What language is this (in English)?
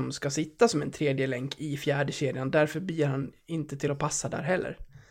Swedish